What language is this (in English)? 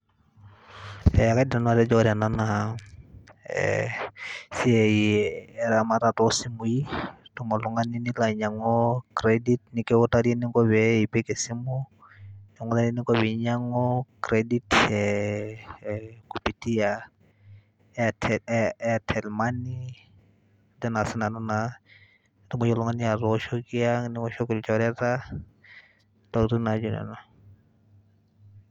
Masai